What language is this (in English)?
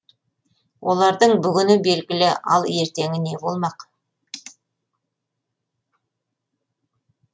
Kazakh